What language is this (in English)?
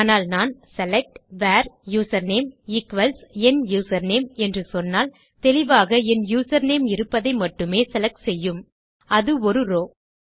Tamil